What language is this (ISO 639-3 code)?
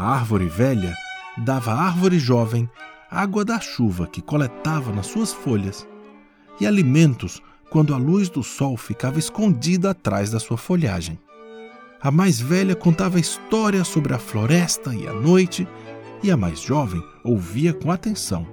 por